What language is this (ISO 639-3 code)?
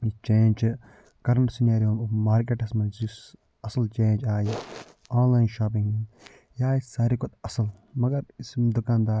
kas